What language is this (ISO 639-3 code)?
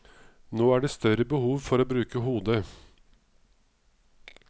nor